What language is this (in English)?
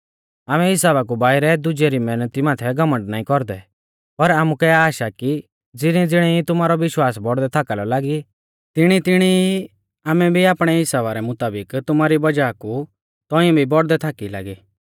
Mahasu Pahari